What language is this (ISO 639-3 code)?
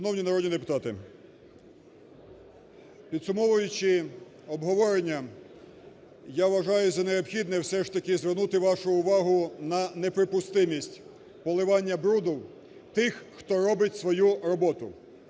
ukr